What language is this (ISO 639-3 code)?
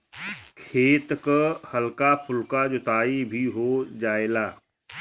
bho